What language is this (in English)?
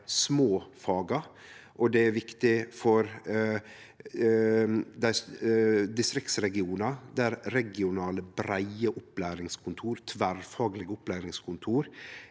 Norwegian